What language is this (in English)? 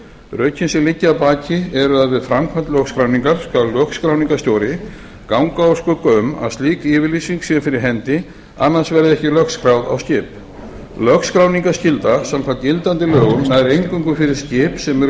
Icelandic